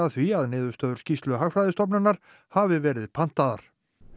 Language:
Icelandic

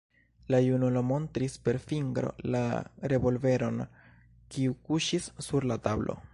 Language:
Esperanto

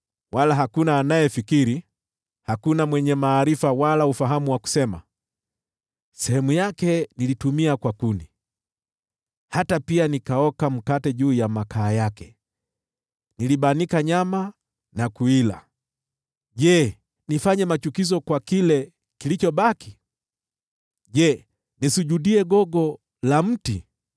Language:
Swahili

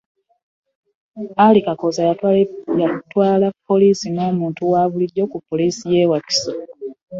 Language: Ganda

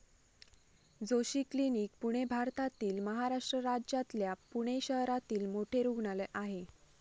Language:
Marathi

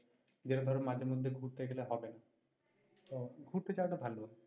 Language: Bangla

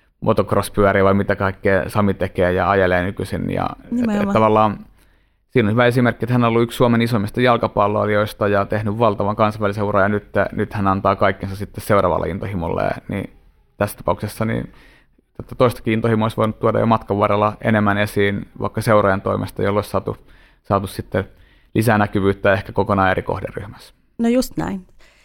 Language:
Finnish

